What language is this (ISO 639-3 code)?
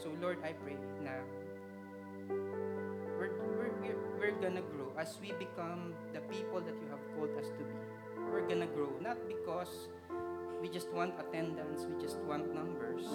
fil